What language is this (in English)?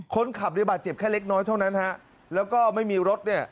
Thai